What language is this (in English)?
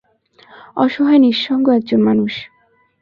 Bangla